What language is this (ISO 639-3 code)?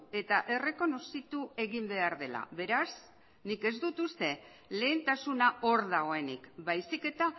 eus